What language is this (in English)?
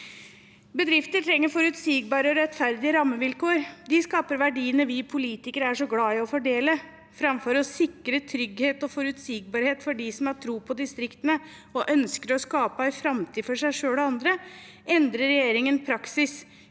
Norwegian